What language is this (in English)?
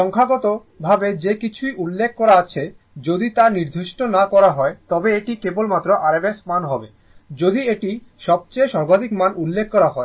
Bangla